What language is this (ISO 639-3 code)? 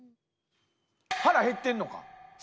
jpn